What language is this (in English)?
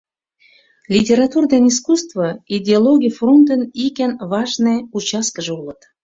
Mari